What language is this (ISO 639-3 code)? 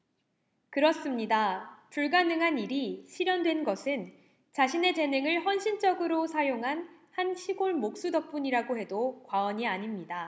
kor